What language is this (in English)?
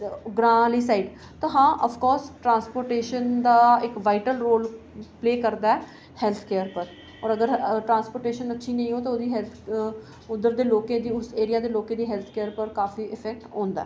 Dogri